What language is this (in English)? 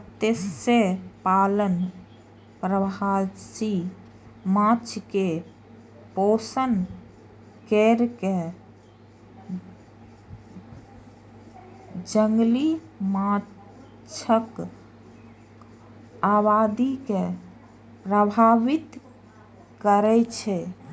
Maithili